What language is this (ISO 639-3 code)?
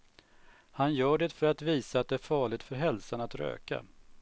swe